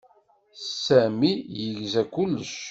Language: Kabyle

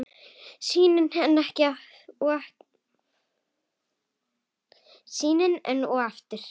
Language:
Icelandic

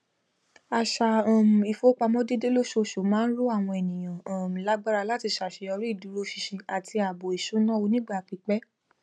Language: Yoruba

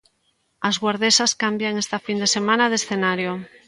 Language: Galician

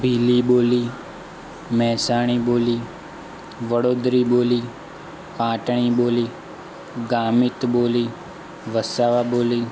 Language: Gujarati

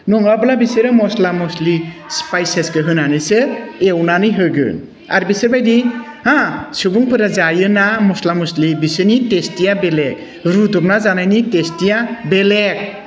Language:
Bodo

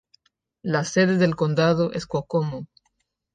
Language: Spanish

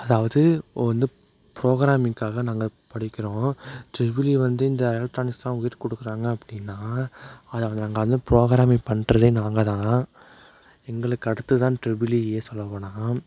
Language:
Tamil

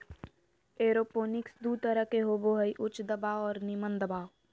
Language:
Magahi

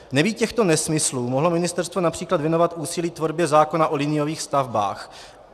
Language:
Czech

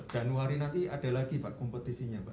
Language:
Indonesian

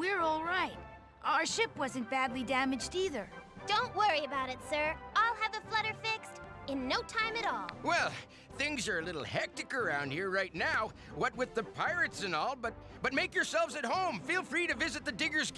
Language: Portuguese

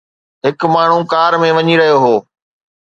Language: Sindhi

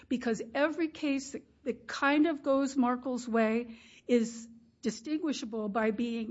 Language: English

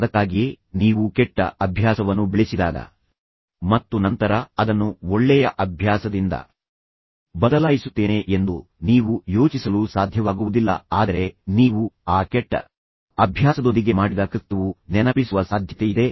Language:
Kannada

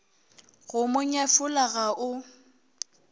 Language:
Northern Sotho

